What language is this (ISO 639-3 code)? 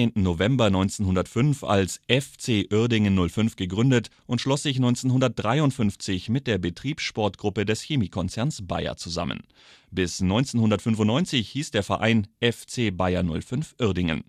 deu